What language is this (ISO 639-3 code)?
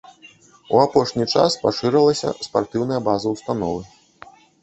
bel